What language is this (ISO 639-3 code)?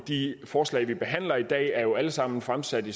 dan